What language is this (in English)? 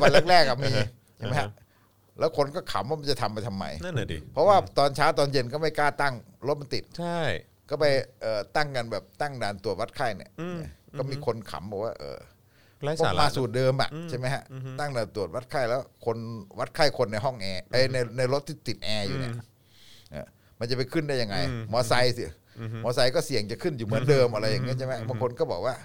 Thai